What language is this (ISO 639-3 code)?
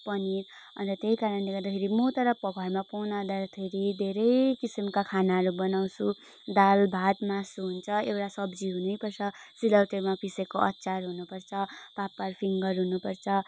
nep